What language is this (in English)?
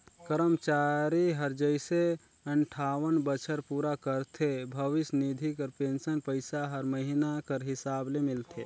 Chhattisgarhi